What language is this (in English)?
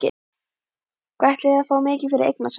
Icelandic